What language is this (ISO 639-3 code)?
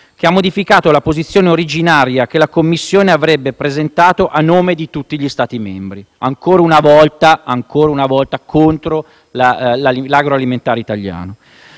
ita